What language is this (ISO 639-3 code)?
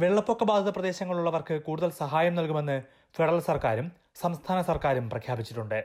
mal